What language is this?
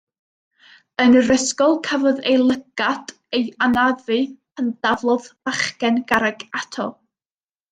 Welsh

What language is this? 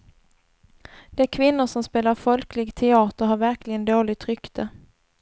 Swedish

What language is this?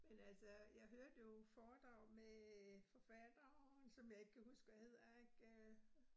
Danish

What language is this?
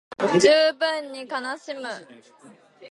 Japanese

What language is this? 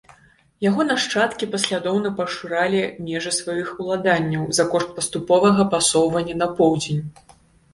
Belarusian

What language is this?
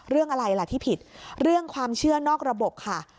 Thai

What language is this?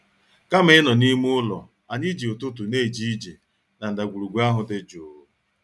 Igbo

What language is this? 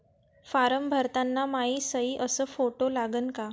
Marathi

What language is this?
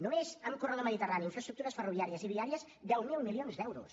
Catalan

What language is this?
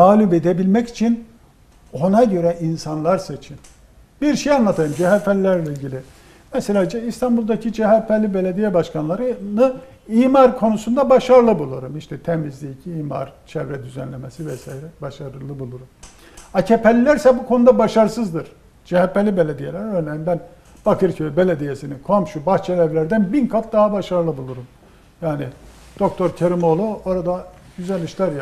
Turkish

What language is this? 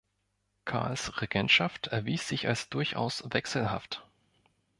German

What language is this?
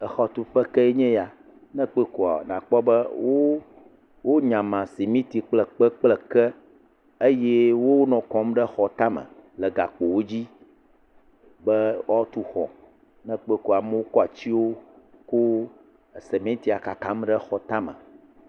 Ewe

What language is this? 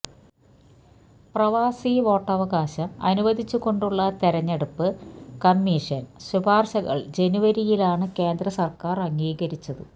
Malayalam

